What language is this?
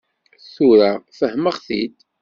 Kabyle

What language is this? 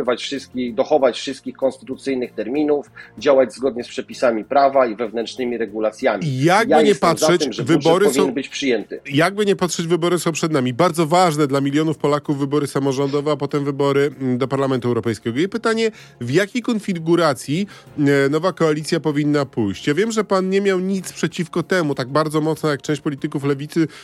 Polish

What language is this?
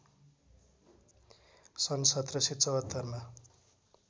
Nepali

